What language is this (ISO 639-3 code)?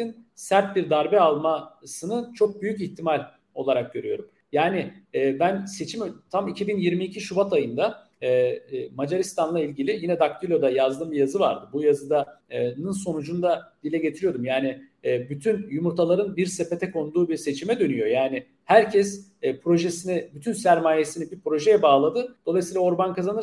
tur